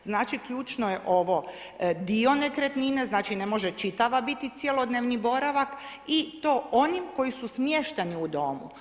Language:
Croatian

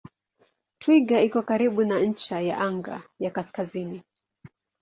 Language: Swahili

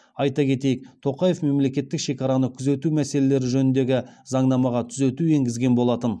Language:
Kazakh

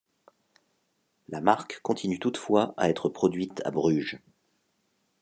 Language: French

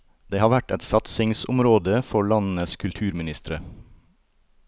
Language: Norwegian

